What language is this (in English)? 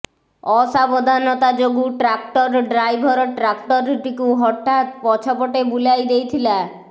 Odia